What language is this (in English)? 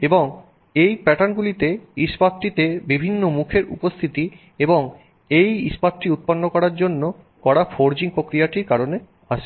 Bangla